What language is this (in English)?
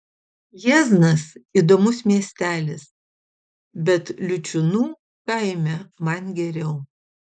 Lithuanian